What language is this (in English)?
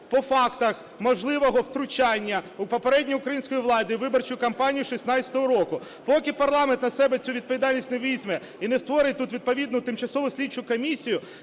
Ukrainian